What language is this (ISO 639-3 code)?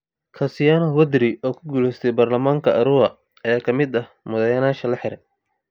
som